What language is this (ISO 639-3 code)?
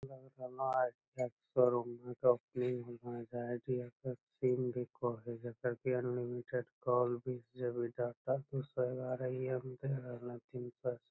mag